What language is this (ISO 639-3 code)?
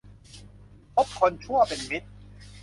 tha